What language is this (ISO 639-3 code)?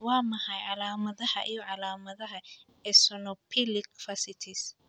som